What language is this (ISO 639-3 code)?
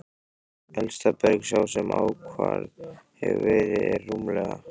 isl